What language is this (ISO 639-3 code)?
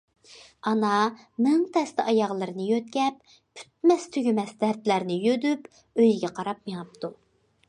uig